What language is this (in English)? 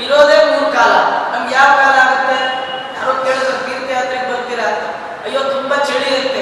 Kannada